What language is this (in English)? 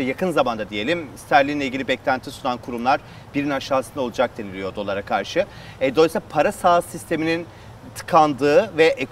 Turkish